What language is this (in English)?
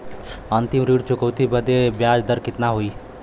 Bhojpuri